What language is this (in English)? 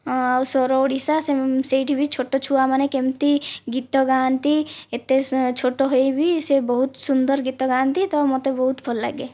Odia